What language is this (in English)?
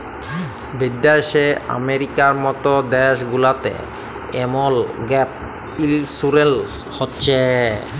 Bangla